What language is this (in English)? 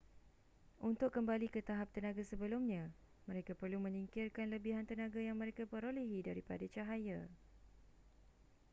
Malay